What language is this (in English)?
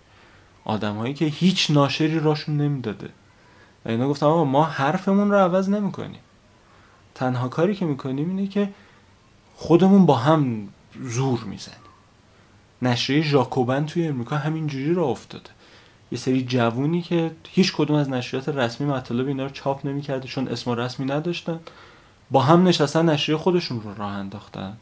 Persian